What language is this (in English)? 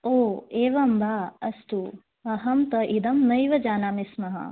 Sanskrit